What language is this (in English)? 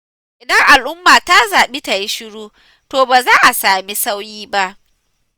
Hausa